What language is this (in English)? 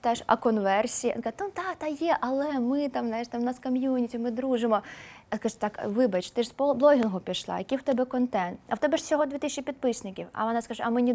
Ukrainian